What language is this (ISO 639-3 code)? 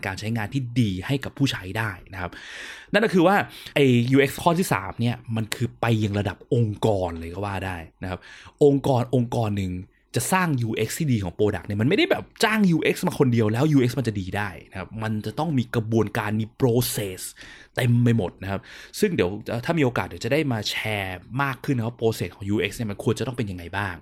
tha